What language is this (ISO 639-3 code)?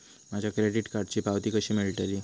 mar